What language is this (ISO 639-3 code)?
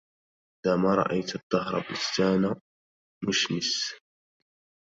ara